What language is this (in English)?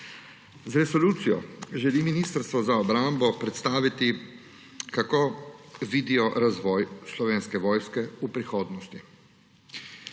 Slovenian